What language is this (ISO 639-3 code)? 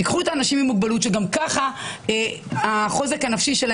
heb